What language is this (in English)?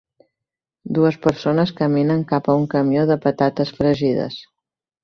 Catalan